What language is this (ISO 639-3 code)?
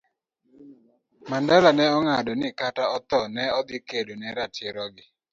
luo